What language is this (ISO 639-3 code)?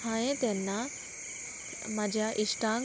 kok